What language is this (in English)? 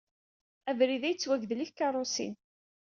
Kabyle